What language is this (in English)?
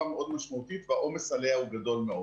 Hebrew